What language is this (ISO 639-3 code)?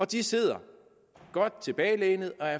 dan